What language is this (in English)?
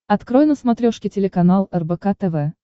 Russian